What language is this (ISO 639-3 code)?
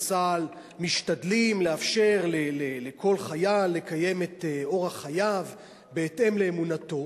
heb